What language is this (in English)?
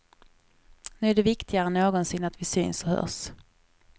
Swedish